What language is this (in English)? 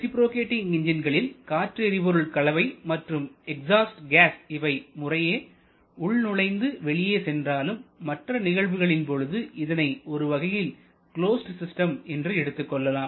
Tamil